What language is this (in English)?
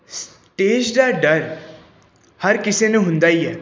Punjabi